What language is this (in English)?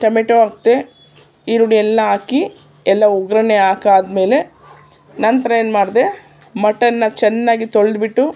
Kannada